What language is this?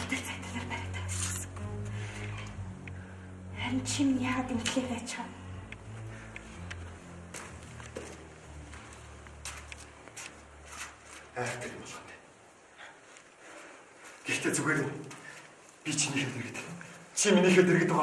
Turkish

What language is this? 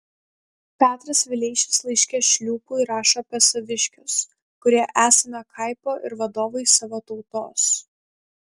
Lithuanian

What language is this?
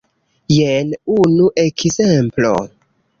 Esperanto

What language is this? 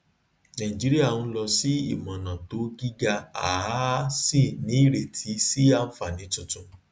Yoruba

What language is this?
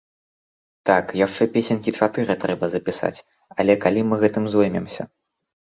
Belarusian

